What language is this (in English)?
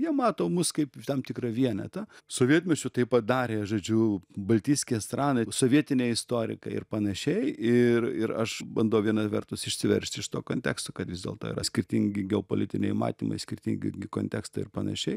Lithuanian